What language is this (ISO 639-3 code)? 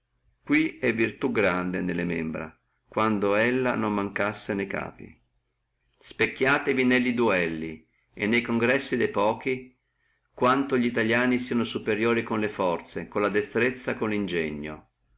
ita